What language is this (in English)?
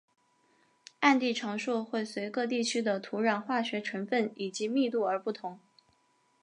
Chinese